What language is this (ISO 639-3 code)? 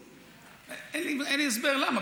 heb